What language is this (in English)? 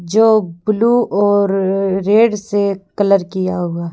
Hindi